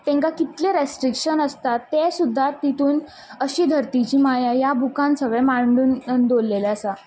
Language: Konkani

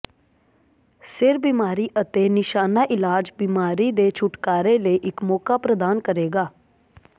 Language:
Punjabi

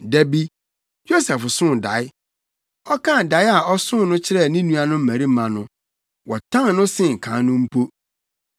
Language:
Akan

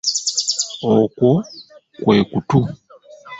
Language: Ganda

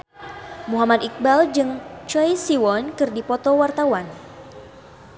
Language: Sundanese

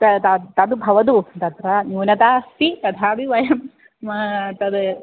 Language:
Sanskrit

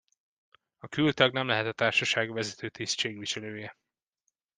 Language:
Hungarian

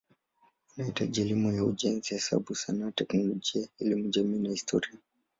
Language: Swahili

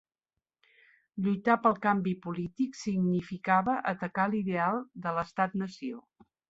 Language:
Catalan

